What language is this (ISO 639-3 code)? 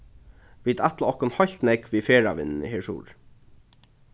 fao